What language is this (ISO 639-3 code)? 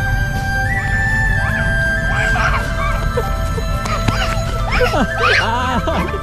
vie